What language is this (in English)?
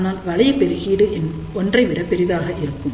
Tamil